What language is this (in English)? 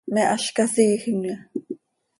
Seri